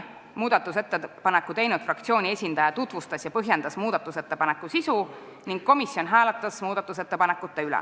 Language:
Estonian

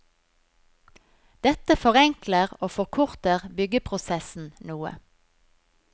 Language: Norwegian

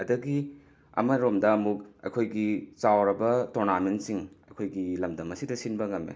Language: Manipuri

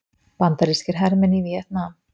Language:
Icelandic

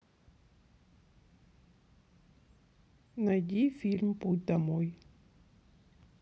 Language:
Russian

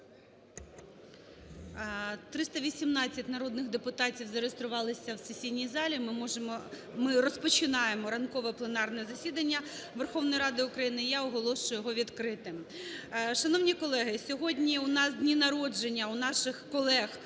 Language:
Ukrainian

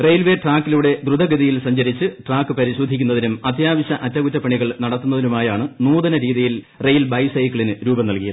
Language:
Malayalam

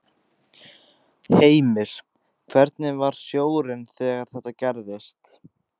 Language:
Icelandic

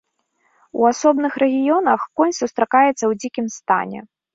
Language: Belarusian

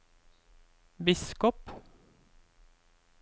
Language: Norwegian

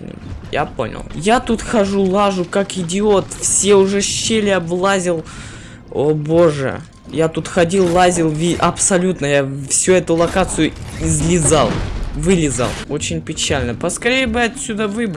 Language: Russian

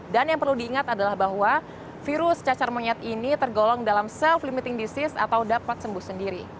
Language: Indonesian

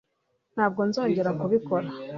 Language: Kinyarwanda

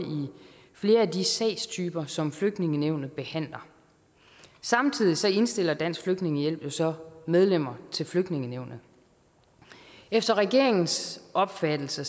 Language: Danish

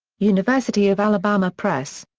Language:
English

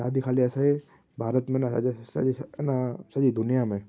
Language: Sindhi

